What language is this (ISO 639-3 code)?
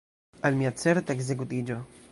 epo